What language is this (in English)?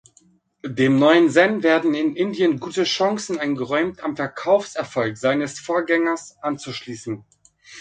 German